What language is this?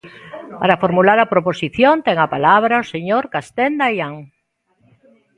Galician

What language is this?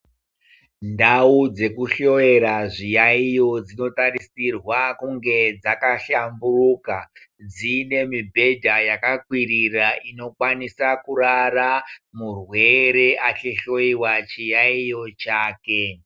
Ndau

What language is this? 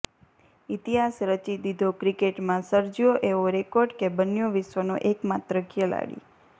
Gujarati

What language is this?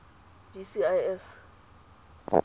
Tswana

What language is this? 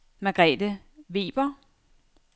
Danish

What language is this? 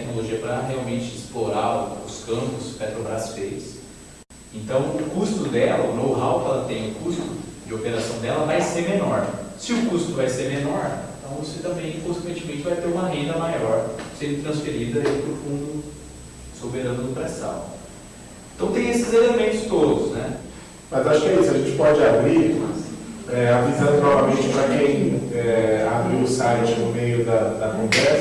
Portuguese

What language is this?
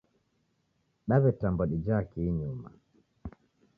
Taita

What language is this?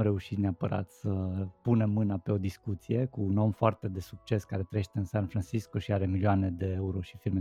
Romanian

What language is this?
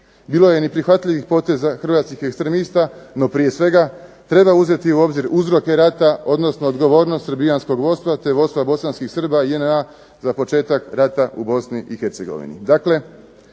Croatian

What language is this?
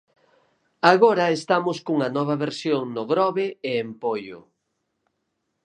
Galician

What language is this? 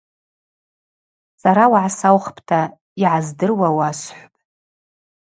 Abaza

